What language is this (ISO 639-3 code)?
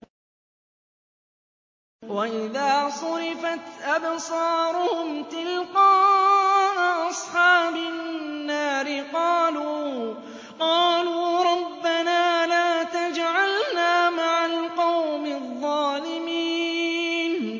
ara